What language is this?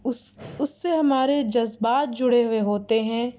Urdu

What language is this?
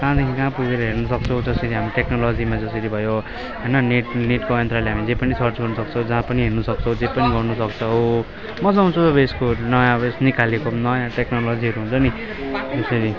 Nepali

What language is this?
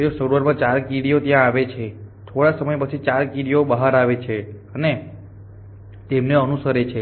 Gujarati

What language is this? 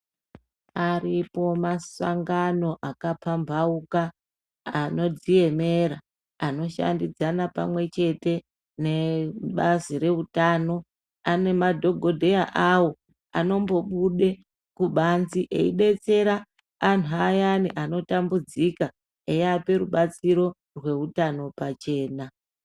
Ndau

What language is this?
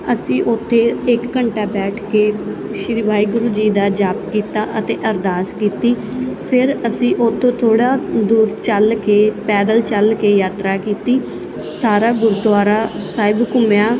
Punjabi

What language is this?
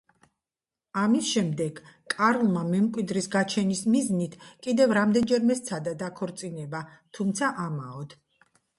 Georgian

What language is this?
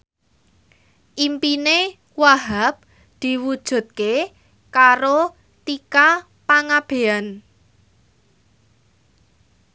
Javanese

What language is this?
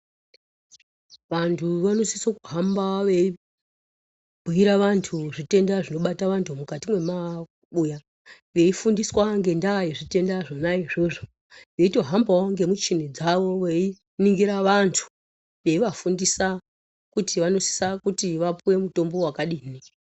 Ndau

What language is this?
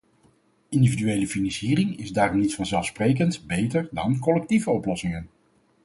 Dutch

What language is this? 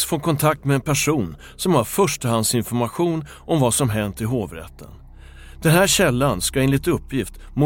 Swedish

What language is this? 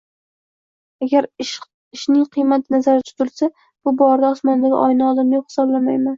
Uzbek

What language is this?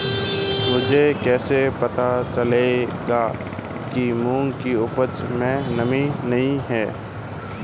Hindi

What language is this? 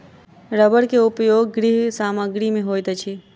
Maithili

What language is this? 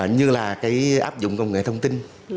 Vietnamese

